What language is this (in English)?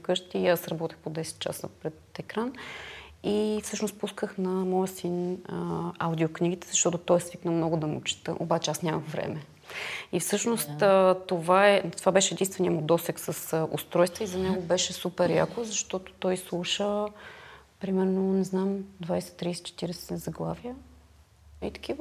Bulgarian